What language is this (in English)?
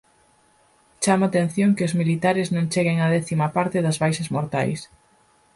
Galician